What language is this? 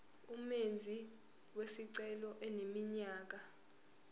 Zulu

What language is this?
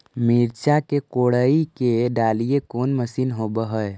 Magahi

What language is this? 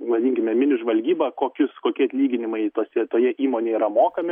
Lithuanian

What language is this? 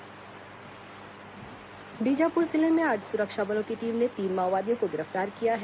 Hindi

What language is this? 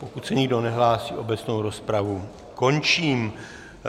Czech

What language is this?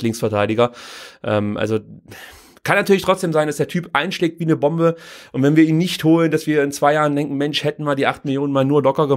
German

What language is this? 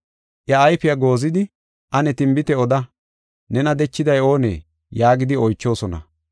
Gofa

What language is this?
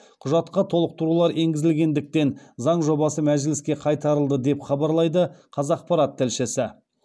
Kazakh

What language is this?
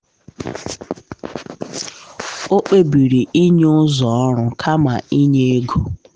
Igbo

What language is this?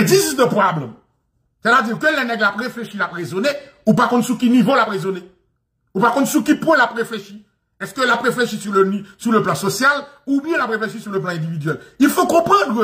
French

